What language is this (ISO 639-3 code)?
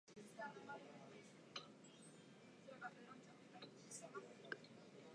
jpn